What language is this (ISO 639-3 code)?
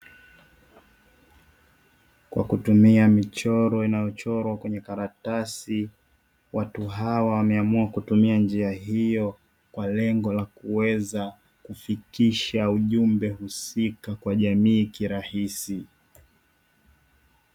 swa